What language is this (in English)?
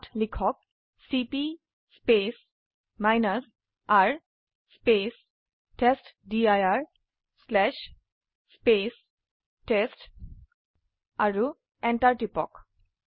Assamese